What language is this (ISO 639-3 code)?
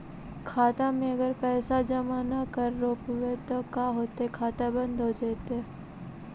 mag